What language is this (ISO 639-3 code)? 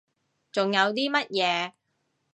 yue